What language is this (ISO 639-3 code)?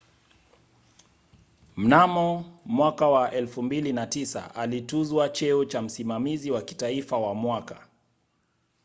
swa